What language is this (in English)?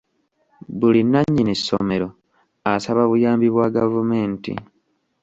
Ganda